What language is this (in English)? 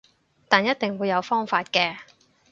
Cantonese